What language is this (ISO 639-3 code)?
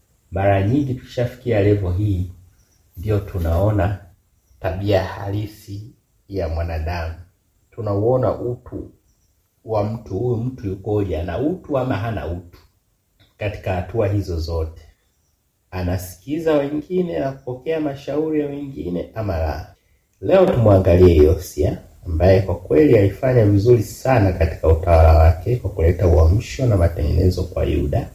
swa